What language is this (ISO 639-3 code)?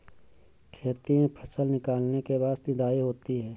hin